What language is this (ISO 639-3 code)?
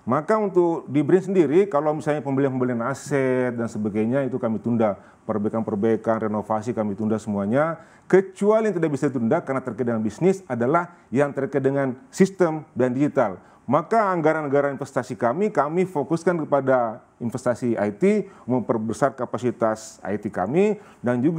ind